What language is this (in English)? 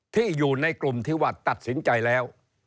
Thai